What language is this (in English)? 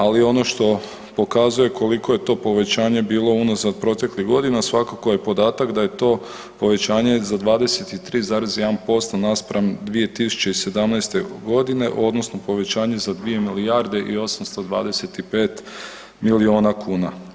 Croatian